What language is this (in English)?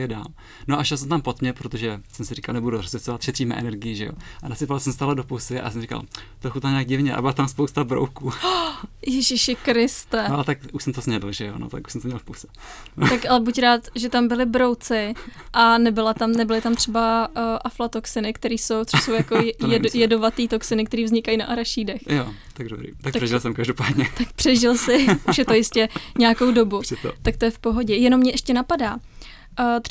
Czech